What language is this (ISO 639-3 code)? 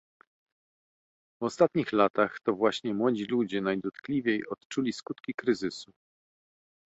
pol